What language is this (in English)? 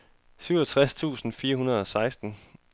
Danish